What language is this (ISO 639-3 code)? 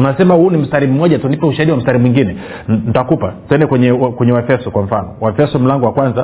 swa